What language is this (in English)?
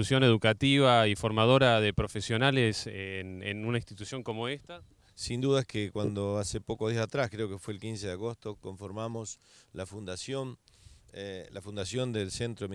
Spanish